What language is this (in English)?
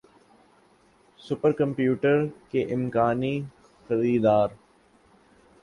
Urdu